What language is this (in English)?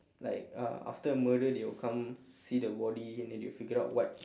English